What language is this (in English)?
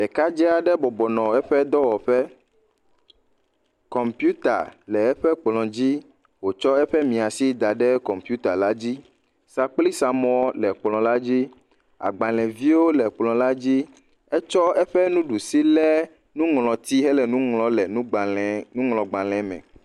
Ewe